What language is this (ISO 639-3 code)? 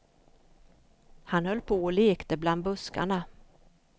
swe